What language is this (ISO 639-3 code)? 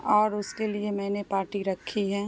urd